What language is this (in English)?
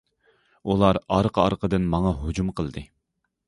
Uyghur